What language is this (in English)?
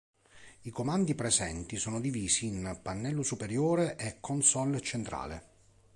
Italian